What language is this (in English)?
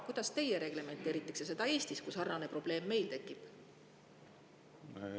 Estonian